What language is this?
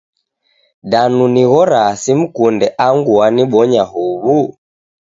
Taita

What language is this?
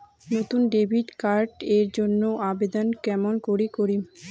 Bangla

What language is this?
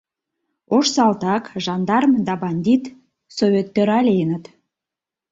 Mari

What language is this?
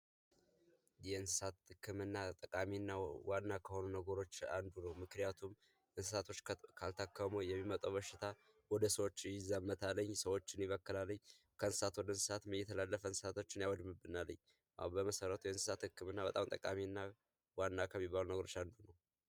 Amharic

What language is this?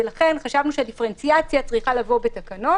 Hebrew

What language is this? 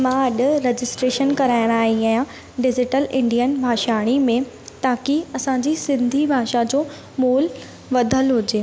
Sindhi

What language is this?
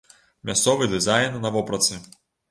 Belarusian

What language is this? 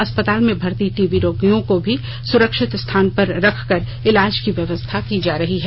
Hindi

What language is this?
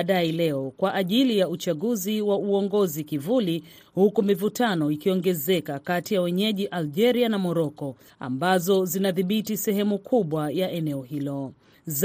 Swahili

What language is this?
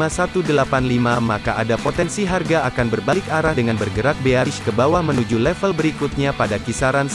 Indonesian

